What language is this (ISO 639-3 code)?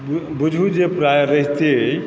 mai